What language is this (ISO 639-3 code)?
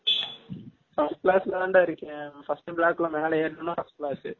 tam